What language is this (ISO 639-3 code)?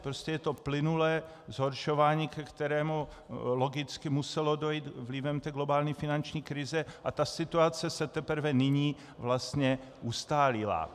ces